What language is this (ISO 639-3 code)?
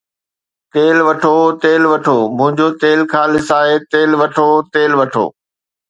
snd